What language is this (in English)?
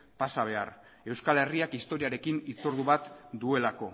Basque